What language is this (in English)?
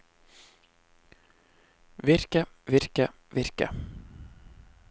Norwegian